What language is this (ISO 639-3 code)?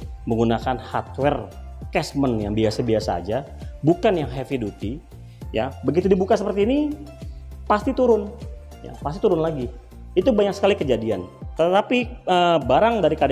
ind